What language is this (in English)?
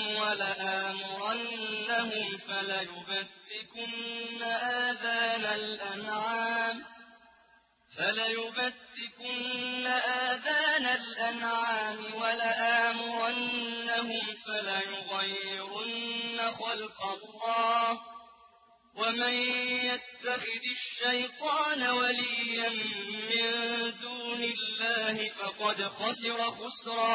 Arabic